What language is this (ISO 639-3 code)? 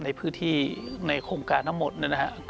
tha